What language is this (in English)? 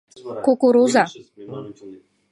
Mari